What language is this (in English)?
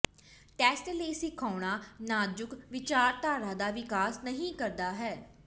Punjabi